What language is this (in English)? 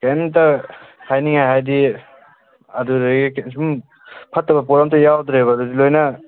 Manipuri